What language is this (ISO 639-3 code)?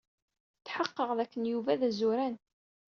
kab